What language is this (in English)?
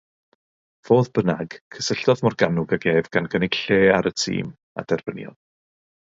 Welsh